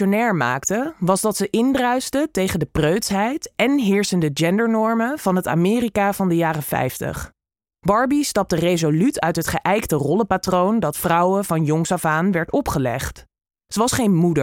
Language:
Dutch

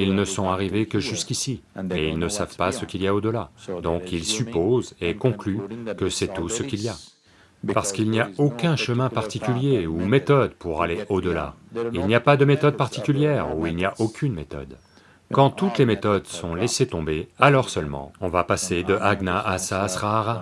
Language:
French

